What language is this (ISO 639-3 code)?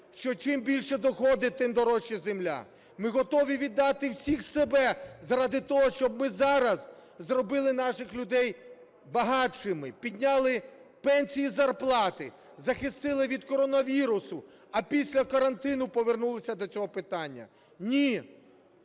ukr